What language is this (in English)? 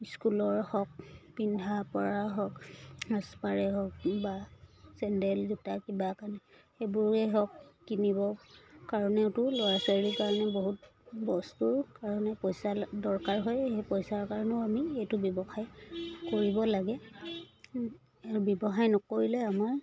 Assamese